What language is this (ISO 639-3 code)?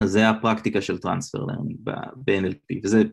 heb